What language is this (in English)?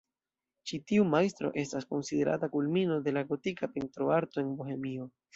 Esperanto